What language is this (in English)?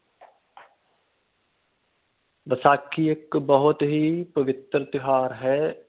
Punjabi